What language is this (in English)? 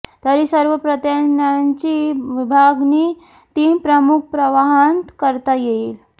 Marathi